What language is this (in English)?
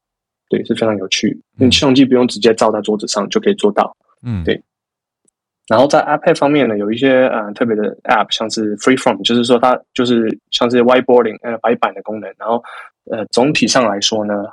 Chinese